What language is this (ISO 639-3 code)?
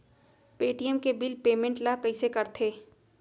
hne